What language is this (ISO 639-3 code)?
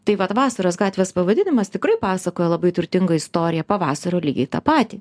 lit